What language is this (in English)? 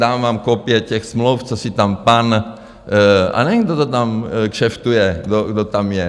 Czech